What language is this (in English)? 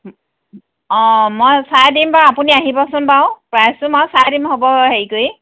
Assamese